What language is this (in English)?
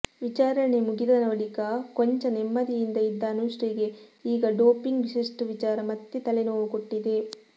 Kannada